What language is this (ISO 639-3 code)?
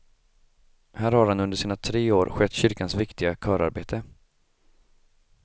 swe